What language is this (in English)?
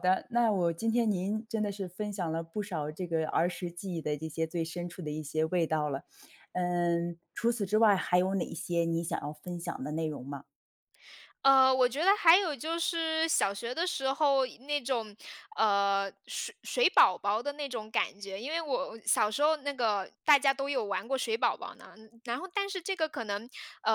Chinese